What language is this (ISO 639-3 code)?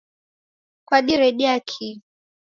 dav